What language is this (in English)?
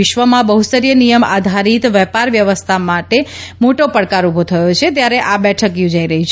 Gujarati